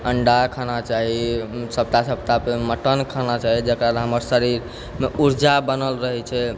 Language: Maithili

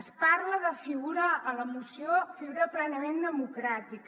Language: Catalan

